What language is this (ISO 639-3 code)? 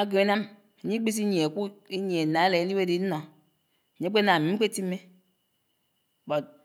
anw